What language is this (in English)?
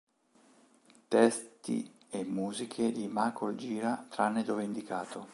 Italian